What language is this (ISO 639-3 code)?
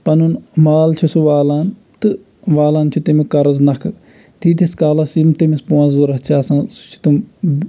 kas